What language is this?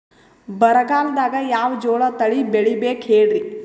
Kannada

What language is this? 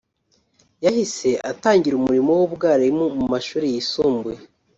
Kinyarwanda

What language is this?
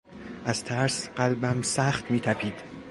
Persian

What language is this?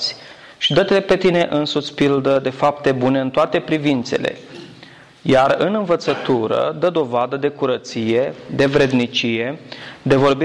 Romanian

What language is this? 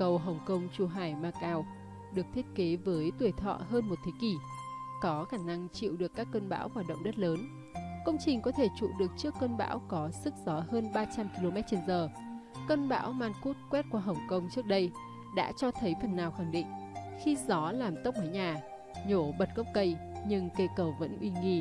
Vietnamese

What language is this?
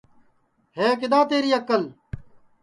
Sansi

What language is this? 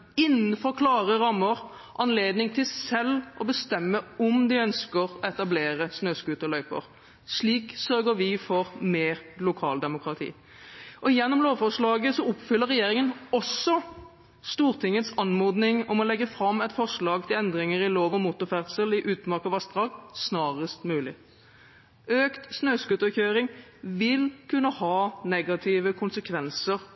Norwegian Bokmål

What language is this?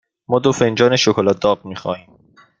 Persian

